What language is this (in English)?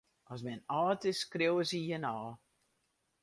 Western Frisian